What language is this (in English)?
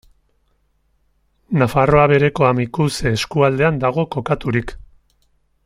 Basque